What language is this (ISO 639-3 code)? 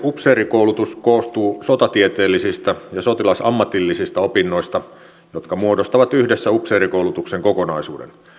fin